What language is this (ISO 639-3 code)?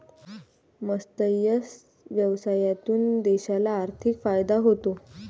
mar